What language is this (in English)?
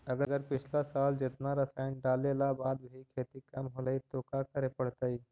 Magahi